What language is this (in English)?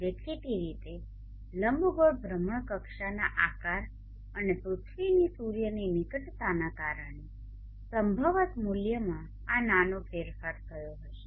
Gujarati